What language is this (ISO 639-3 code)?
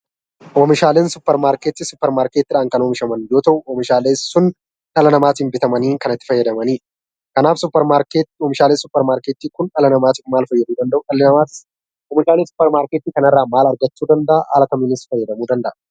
orm